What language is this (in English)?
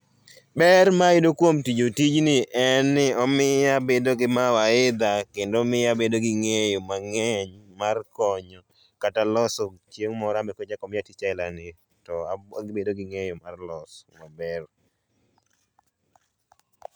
Luo (Kenya and Tanzania)